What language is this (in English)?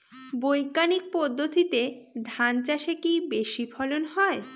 Bangla